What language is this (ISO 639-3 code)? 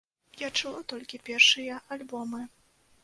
bel